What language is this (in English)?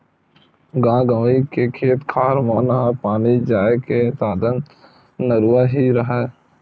Chhattisgarhi